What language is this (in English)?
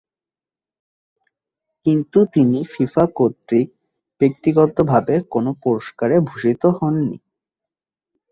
Bangla